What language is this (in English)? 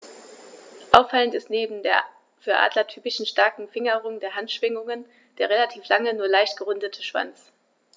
German